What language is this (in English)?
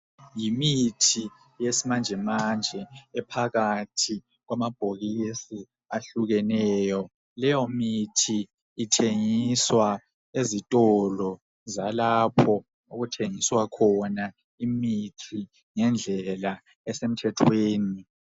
North Ndebele